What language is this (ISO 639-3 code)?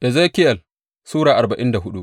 hau